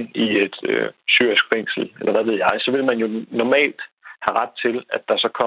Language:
Danish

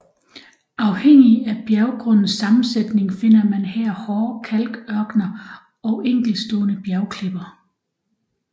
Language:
Danish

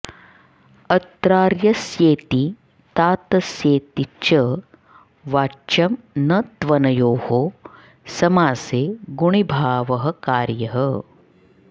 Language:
Sanskrit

